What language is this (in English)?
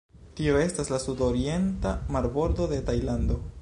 Esperanto